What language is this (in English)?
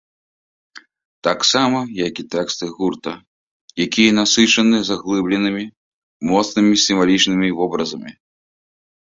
Belarusian